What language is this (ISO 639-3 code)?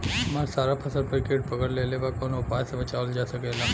bho